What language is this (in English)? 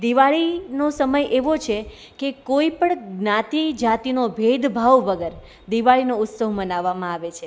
Gujarati